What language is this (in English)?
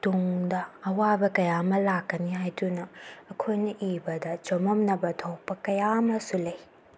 Manipuri